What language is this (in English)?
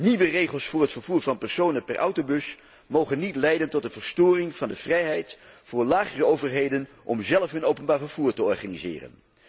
Dutch